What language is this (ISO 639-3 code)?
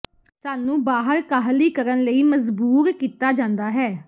pan